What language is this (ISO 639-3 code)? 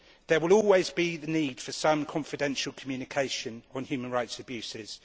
eng